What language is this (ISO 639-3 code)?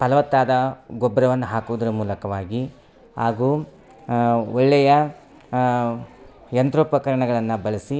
kan